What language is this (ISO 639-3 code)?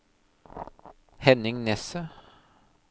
nor